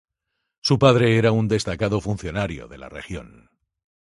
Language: Spanish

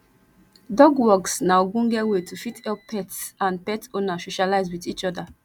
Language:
Nigerian Pidgin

